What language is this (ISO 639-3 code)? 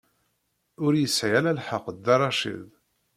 kab